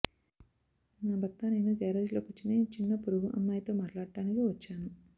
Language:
Telugu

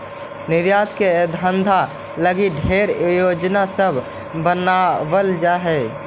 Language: Magahi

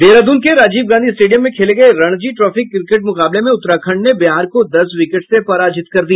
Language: Hindi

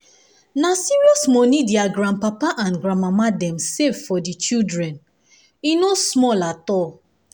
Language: Nigerian Pidgin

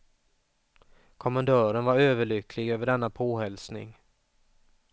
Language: Swedish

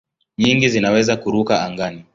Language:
Swahili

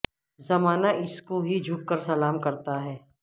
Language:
Urdu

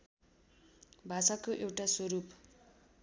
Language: Nepali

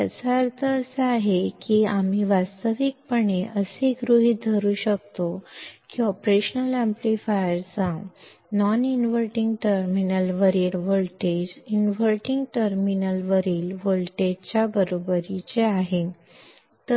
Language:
Marathi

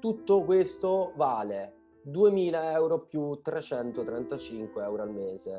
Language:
Italian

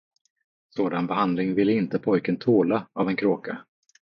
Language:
Swedish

